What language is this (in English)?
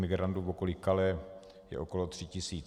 Czech